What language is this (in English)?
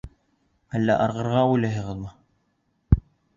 Bashkir